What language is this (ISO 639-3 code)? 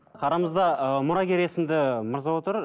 kaz